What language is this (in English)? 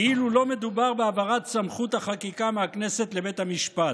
Hebrew